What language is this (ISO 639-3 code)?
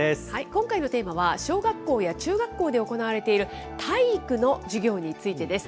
jpn